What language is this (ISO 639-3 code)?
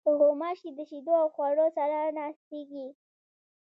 pus